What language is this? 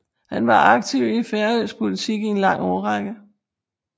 Danish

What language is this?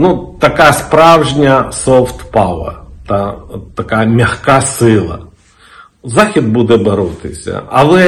Ukrainian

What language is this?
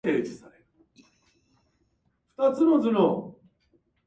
Japanese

